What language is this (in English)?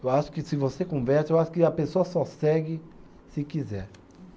Portuguese